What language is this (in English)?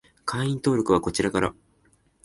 Japanese